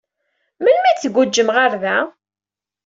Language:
Kabyle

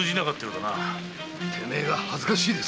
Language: Japanese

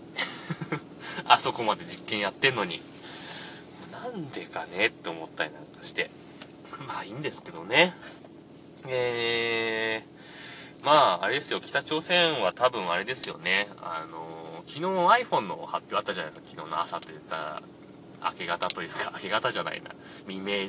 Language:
Japanese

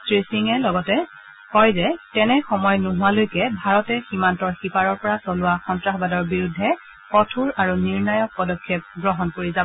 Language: Assamese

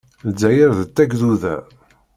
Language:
Kabyle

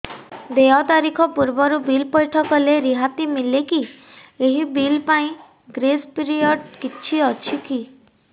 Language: Odia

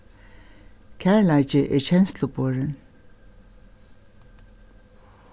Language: Faroese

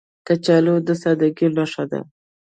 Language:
Pashto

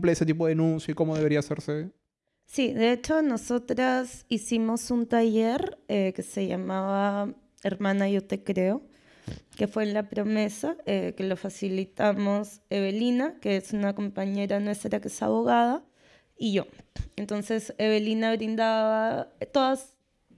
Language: Spanish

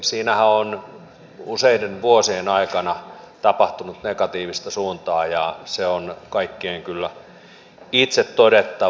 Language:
Finnish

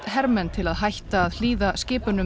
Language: Icelandic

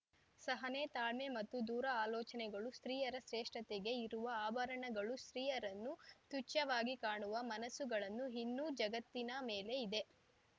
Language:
Kannada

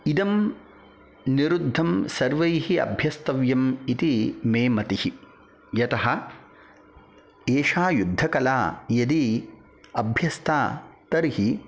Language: Sanskrit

